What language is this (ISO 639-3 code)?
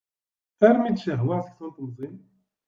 kab